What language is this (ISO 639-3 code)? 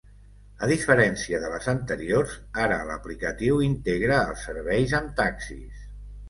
cat